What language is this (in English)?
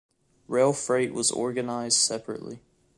English